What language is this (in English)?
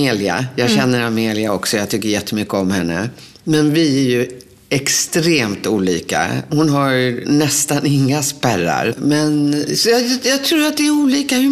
Swedish